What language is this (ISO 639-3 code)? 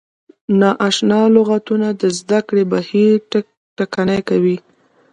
pus